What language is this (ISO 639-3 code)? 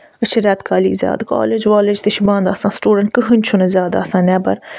kas